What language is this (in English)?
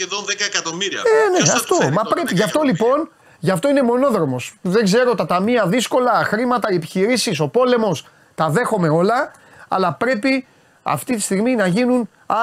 Greek